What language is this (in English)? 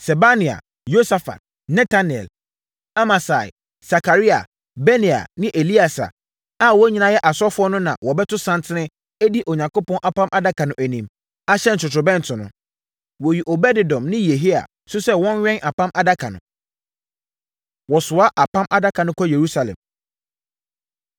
Akan